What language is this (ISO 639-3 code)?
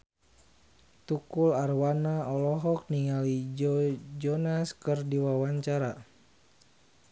sun